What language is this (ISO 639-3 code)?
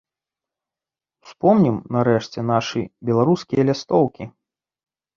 bel